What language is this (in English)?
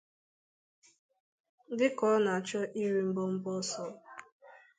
Igbo